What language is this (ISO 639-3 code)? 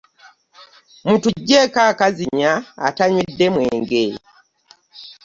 lug